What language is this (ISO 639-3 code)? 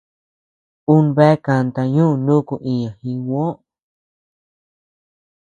cux